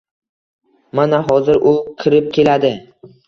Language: Uzbek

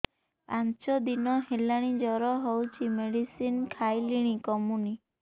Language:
Odia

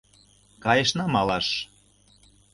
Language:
Mari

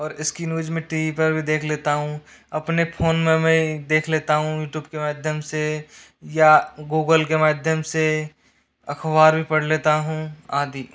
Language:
Hindi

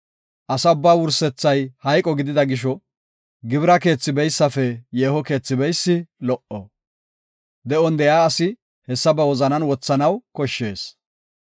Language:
Gofa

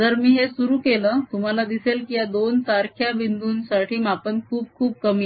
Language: Marathi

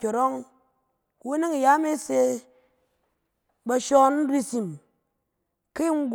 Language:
Cen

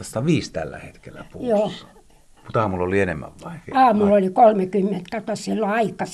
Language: Finnish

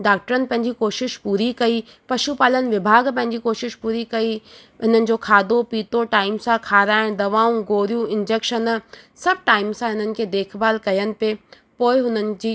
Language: Sindhi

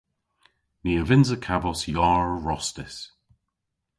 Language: Cornish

